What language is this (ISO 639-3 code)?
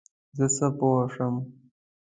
pus